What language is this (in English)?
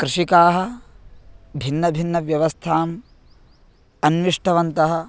Sanskrit